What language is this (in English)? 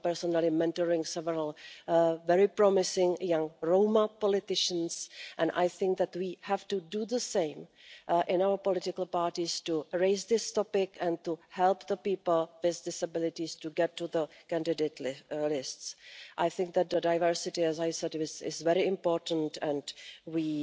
English